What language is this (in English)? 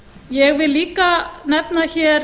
Icelandic